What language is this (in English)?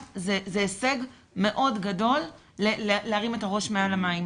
Hebrew